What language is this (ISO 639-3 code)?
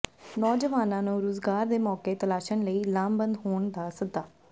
pan